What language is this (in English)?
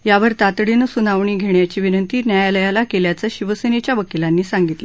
Marathi